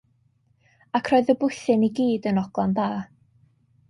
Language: Welsh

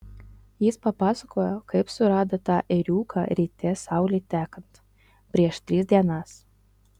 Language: Lithuanian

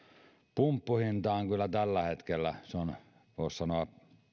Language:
Finnish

